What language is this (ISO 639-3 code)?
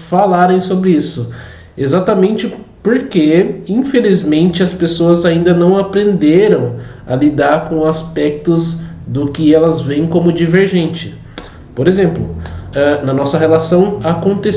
por